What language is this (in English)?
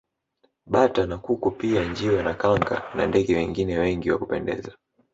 Swahili